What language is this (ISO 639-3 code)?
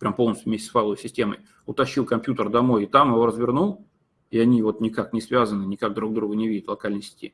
rus